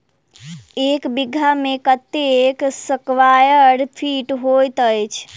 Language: Maithili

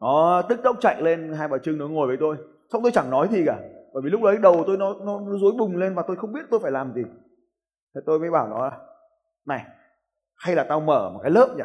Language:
Vietnamese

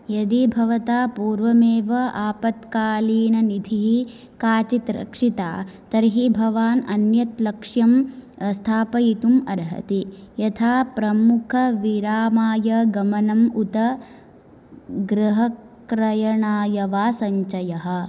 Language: Sanskrit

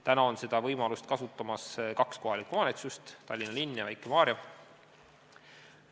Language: Estonian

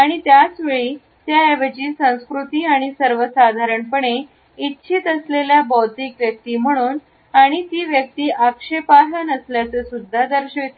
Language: Marathi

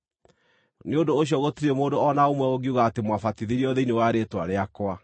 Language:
Kikuyu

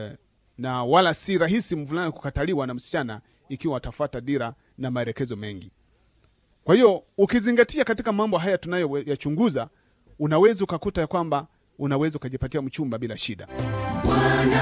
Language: Swahili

